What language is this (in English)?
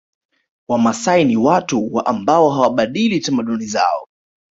Swahili